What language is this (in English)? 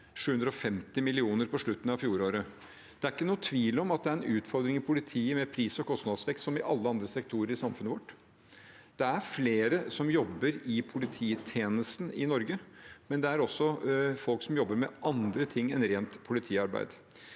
Norwegian